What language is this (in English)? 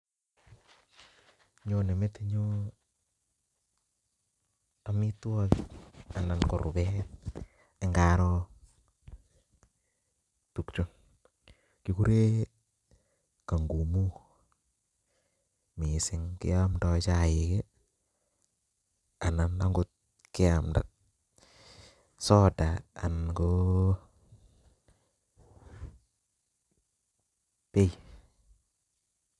Kalenjin